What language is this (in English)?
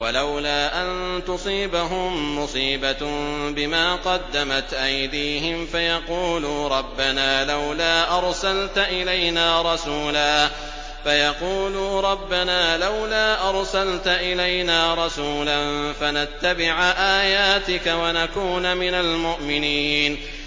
Arabic